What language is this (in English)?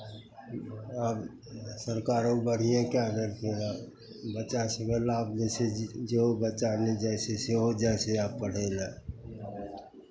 Maithili